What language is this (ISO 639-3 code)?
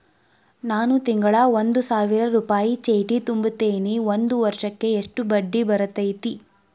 kan